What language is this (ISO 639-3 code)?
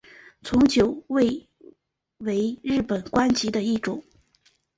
zho